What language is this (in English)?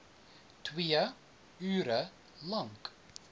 Afrikaans